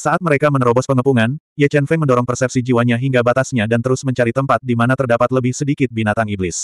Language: Indonesian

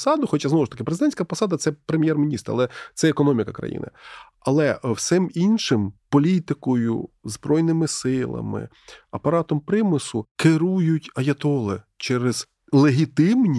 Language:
Ukrainian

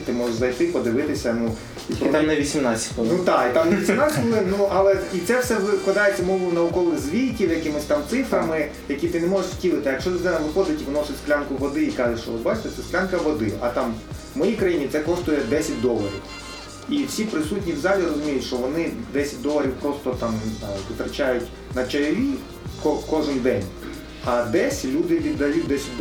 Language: Ukrainian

